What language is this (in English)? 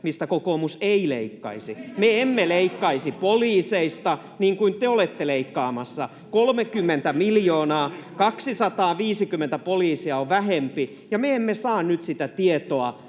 Finnish